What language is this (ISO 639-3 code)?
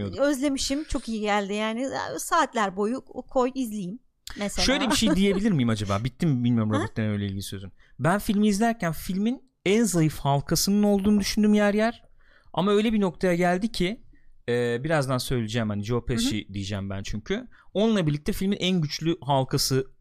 tur